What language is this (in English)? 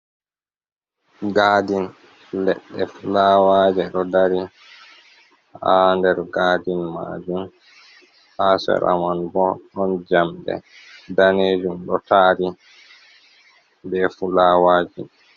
Fula